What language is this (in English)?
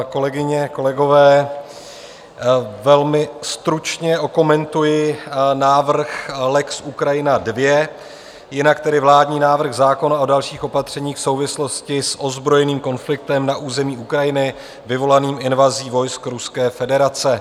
Czech